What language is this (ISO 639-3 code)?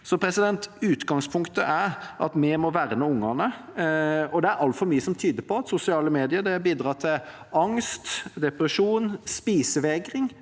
nor